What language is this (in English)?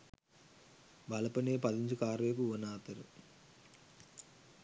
Sinhala